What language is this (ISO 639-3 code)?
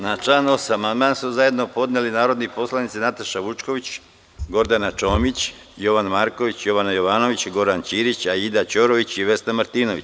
srp